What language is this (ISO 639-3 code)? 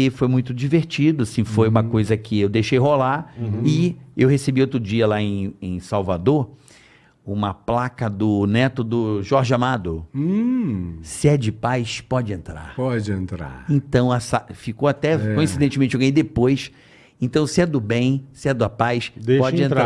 por